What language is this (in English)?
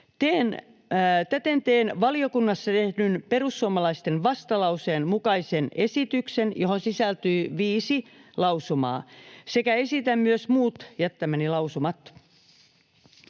Finnish